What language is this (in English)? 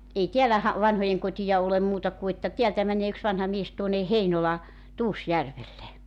Finnish